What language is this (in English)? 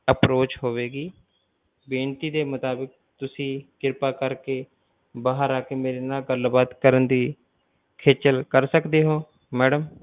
Punjabi